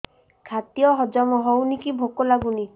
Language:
Odia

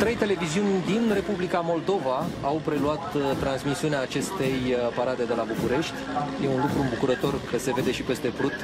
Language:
Romanian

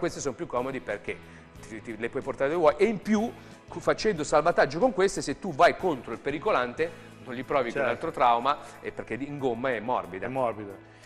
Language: Italian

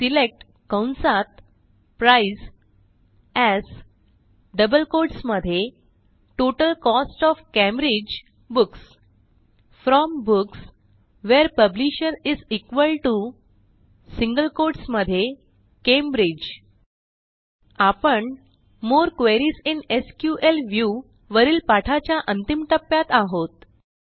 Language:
Marathi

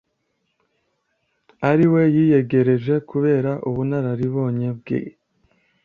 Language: Kinyarwanda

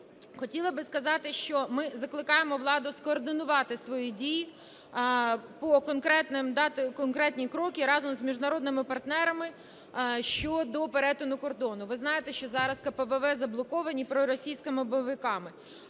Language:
Ukrainian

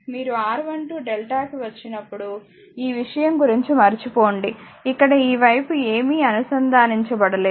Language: Telugu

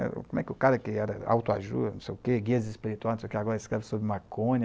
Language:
Portuguese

